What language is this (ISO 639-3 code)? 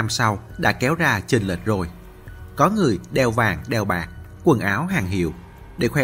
vie